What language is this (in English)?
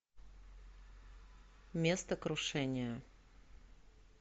Russian